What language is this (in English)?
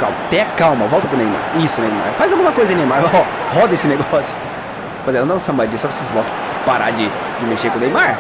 Portuguese